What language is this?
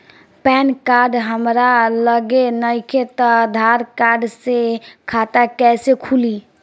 Bhojpuri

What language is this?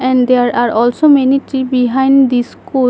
English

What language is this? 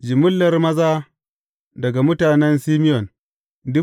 Hausa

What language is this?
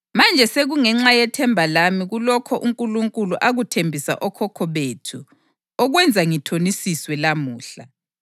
North Ndebele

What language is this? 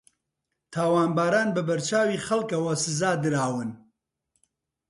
Central Kurdish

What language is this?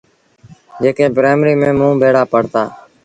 Sindhi Bhil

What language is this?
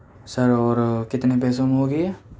Urdu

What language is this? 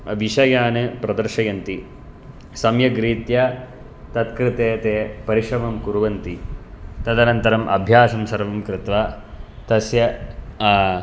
Sanskrit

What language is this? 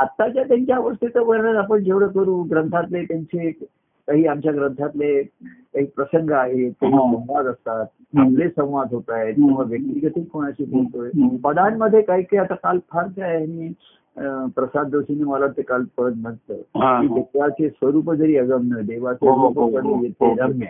Marathi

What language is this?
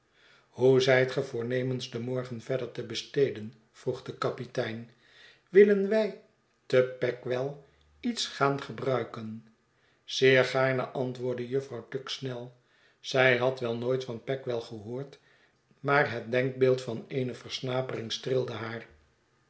Dutch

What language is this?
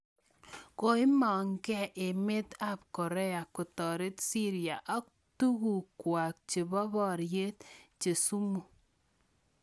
Kalenjin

